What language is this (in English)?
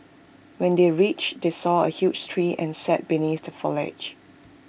English